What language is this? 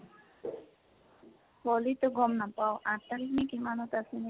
Assamese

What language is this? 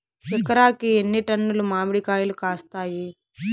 Telugu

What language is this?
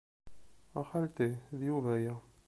Kabyle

